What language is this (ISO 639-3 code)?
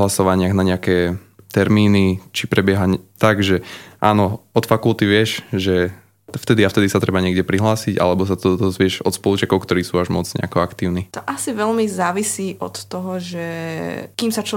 slk